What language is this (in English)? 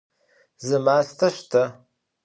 Adyghe